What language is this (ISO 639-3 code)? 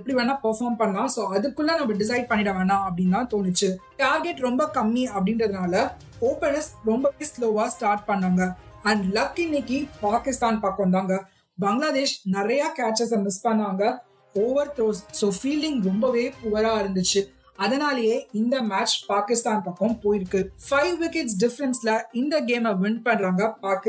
tam